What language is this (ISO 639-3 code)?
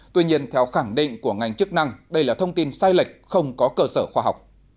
vie